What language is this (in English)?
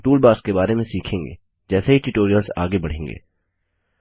Hindi